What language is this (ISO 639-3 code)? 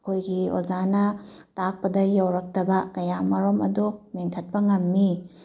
mni